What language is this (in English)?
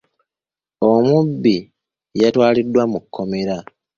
Ganda